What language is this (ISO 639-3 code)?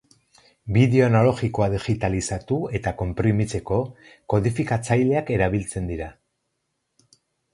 eus